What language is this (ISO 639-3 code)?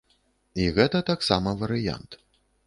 bel